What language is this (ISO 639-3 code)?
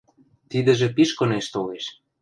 mrj